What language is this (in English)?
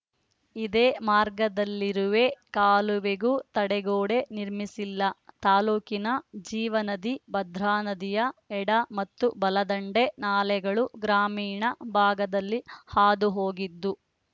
Kannada